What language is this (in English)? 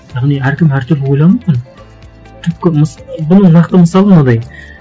Kazakh